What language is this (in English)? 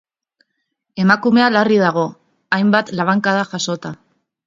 Basque